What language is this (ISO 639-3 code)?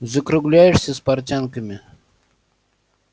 rus